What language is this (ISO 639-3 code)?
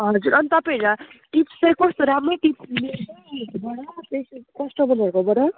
nep